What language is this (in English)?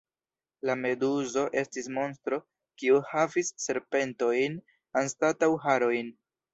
Esperanto